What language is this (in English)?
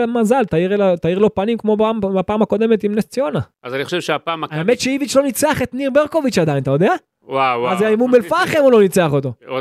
Hebrew